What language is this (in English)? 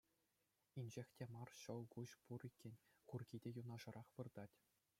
Chuvash